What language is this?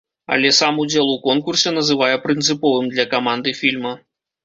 Belarusian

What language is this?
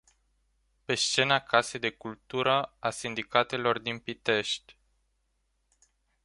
Romanian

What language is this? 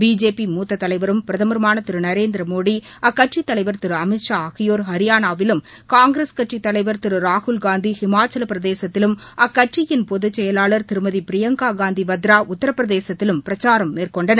Tamil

